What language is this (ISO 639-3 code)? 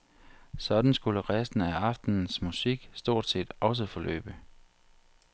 dan